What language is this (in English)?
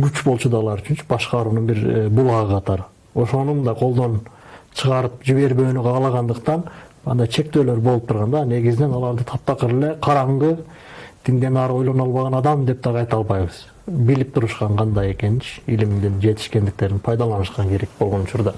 Turkish